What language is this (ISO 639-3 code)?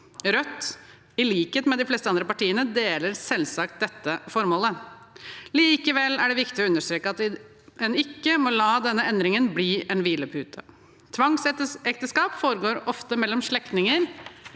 nor